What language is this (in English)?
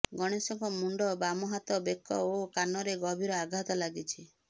Odia